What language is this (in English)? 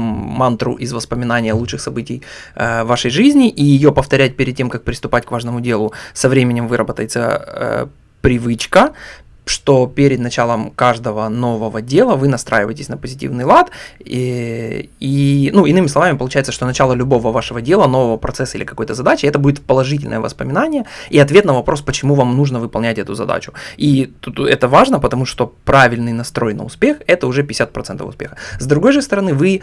Russian